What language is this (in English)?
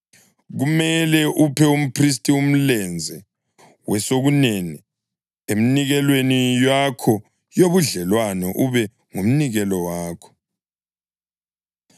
North Ndebele